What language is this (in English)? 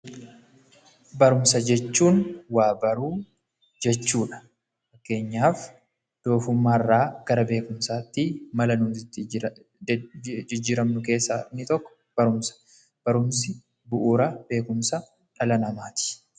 Oromo